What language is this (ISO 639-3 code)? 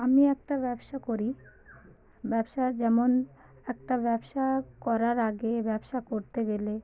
ben